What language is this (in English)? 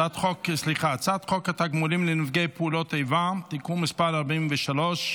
Hebrew